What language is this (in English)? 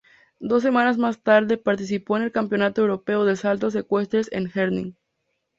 Spanish